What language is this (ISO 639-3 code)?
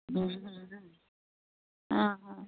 pan